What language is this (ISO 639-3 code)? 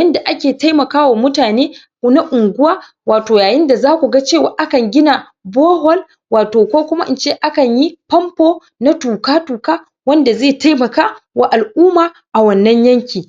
hau